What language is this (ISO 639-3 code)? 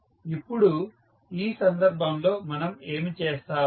tel